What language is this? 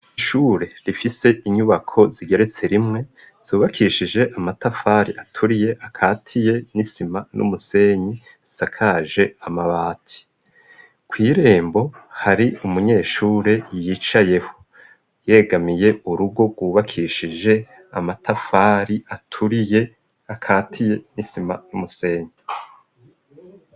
Rundi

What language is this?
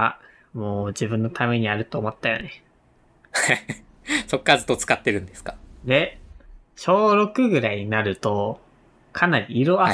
Japanese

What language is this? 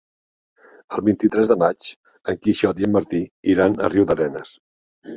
Catalan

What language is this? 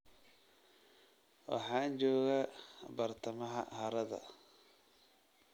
Somali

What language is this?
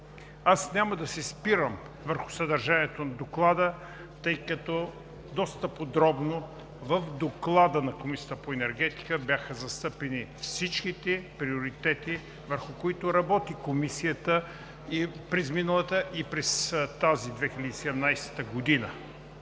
Bulgarian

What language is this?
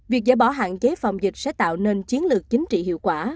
Vietnamese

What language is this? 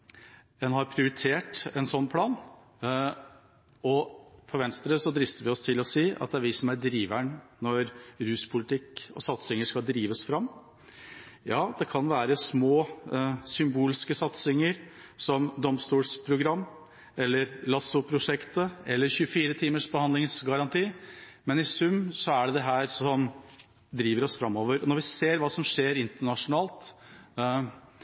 Norwegian Bokmål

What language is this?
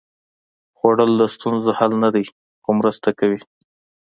Pashto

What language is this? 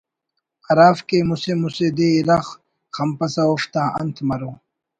Brahui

